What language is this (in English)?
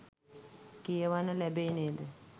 Sinhala